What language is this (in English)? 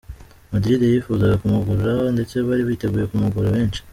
Kinyarwanda